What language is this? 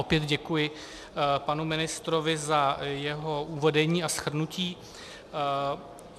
Czech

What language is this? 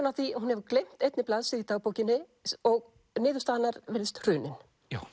Icelandic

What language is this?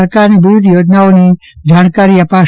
Gujarati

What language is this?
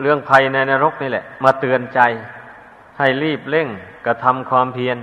Thai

